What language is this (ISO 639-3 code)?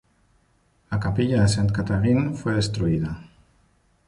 spa